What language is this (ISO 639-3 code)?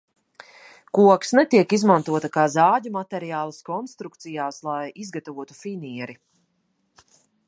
lav